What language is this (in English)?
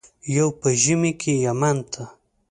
Pashto